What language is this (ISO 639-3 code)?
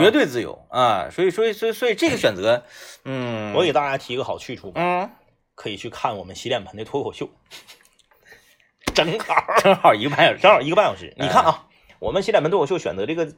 zho